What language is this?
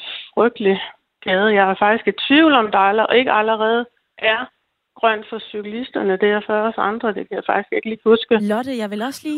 Danish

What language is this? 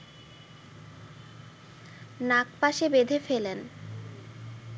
Bangla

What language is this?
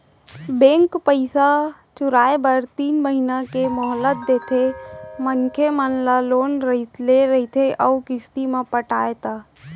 Chhattisgarhi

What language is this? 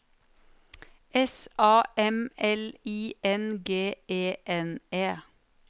Norwegian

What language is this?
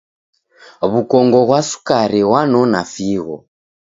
Taita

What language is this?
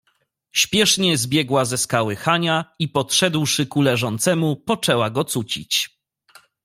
Polish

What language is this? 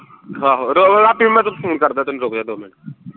Punjabi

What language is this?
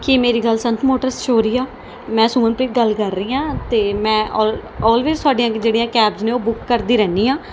Punjabi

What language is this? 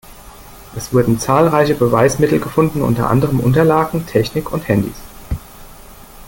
German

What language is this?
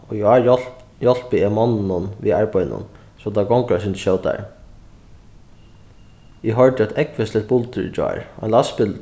Faroese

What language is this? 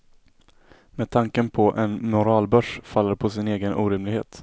Swedish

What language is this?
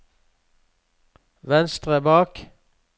Norwegian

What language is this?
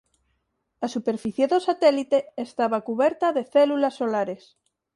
Galician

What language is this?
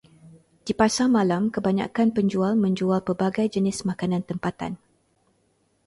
Malay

